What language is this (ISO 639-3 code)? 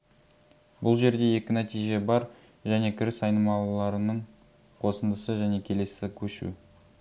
kaz